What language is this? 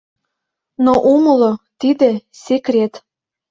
Mari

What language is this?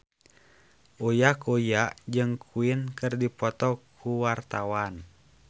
Sundanese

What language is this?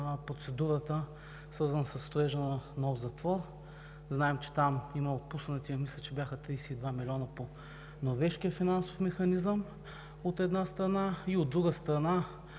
Bulgarian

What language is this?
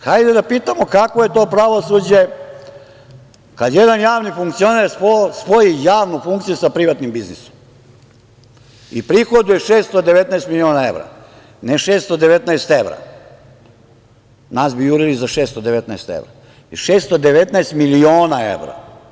Serbian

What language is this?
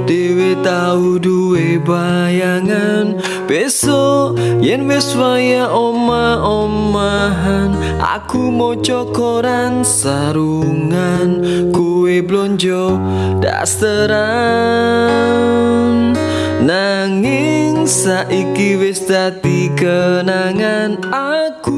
Javanese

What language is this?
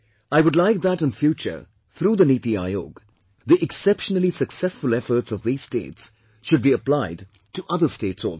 English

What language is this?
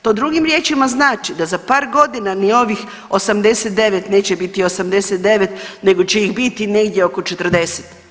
Croatian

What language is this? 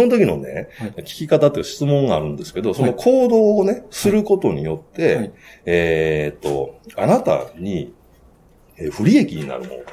Japanese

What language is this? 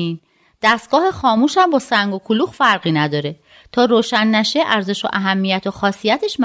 Persian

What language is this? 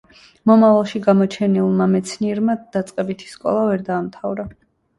Georgian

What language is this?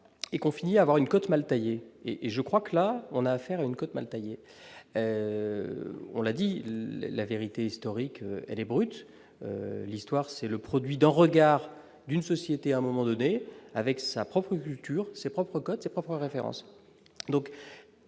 French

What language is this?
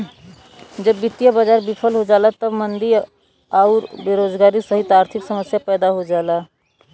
Bhojpuri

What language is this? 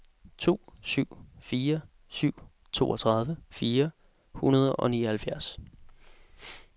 Danish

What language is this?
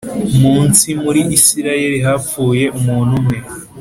Kinyarwanda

